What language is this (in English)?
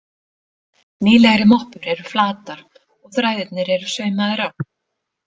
Icelandic